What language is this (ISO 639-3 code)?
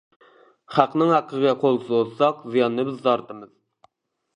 uig